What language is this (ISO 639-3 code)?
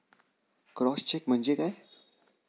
mar